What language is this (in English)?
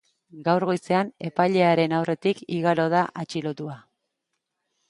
Basque